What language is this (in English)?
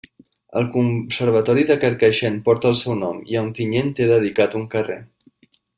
Catalan